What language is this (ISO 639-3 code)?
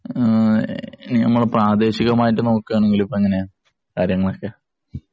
mal